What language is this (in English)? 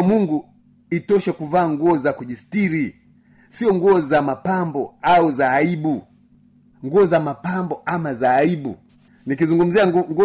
Swahili